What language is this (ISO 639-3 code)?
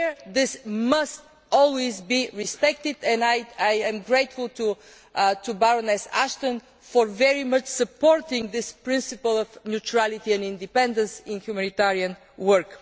eng